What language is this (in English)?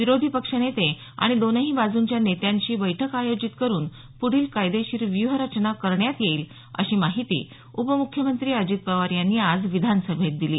Marathi